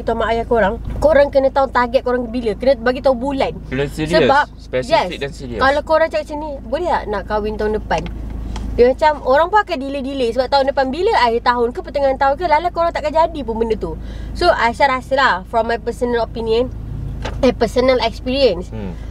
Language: Malay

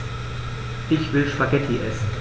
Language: German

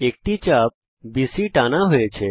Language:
Bangla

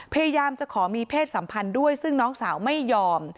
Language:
Thai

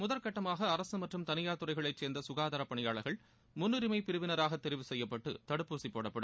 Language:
Tamil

